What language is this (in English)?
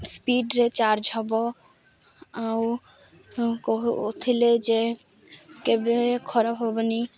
Odia